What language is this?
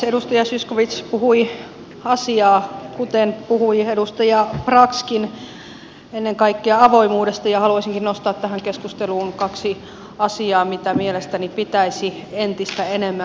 Finnish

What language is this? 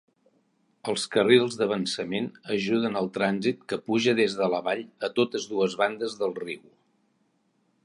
Catalan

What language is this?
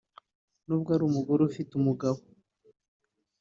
Kinyarwanda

